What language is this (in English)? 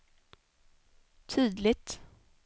Swedish